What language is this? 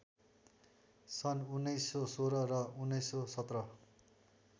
Nepali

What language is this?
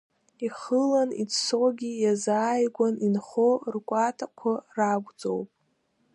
Abkhazian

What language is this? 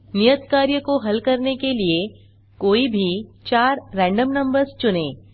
Hindi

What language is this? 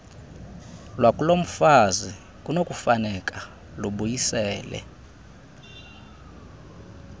Xhosa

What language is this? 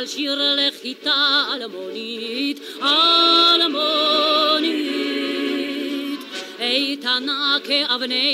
Hebrew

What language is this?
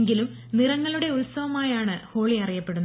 Malayalam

